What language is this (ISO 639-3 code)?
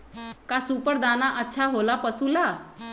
mag